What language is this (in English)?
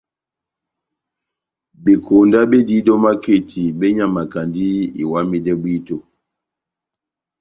Batanga